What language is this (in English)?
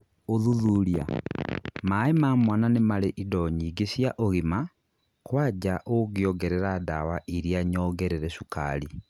Kikuyu